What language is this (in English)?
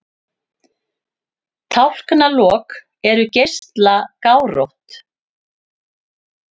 Icelandic